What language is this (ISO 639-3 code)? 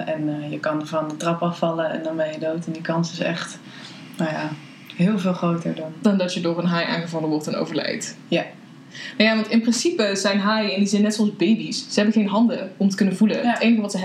nld